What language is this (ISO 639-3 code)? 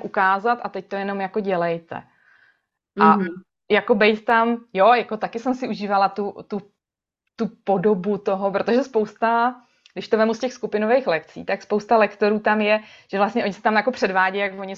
ces